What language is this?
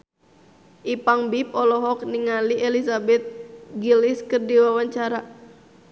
Sundanese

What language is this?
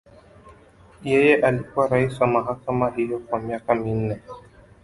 Swahili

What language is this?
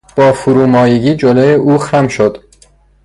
Persian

